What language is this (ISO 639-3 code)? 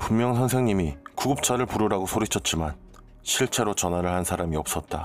kor